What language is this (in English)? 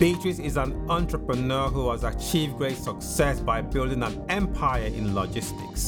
English